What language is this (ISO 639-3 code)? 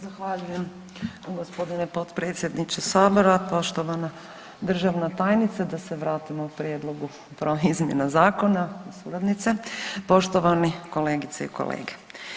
hrv